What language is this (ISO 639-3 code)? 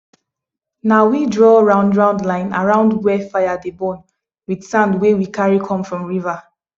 pcm